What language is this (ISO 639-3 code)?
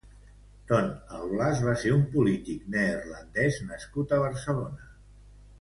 cat